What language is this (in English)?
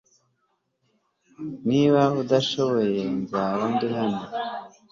Kinyarwanda